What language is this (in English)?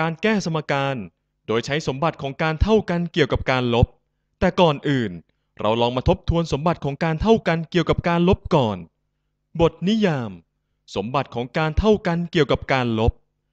Thai